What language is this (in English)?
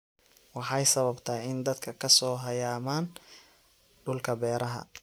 Somali